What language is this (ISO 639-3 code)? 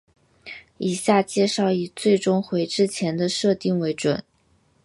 zho